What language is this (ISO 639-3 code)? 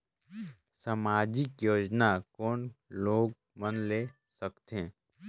hne